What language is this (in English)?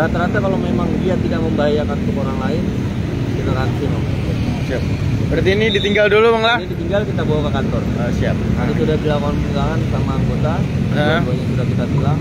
Indonesian